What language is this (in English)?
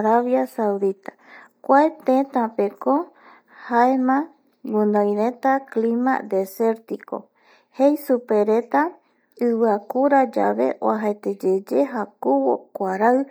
Eastern Bolivian Guaraní